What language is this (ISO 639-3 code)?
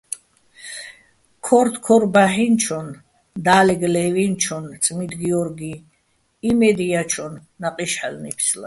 bbl